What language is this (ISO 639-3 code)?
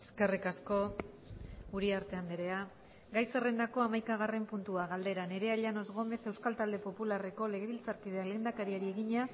eus